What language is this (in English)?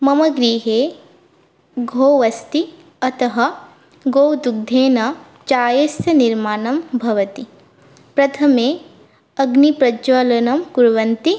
Sanskrit